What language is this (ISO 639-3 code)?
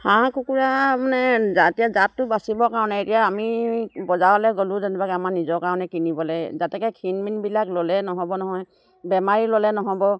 asm